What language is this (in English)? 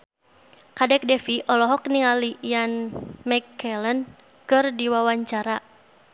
Sundanese